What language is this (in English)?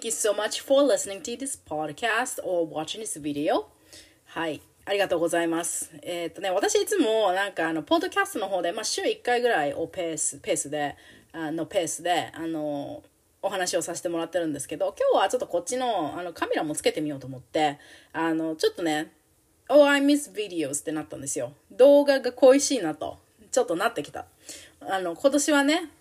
Japanese